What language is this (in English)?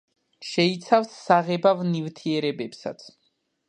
Georgian